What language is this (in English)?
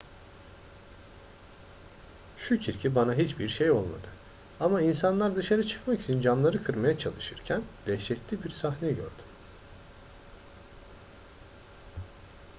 Turkish